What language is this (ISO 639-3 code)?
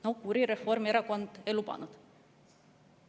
est